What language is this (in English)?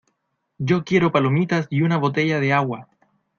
Spanish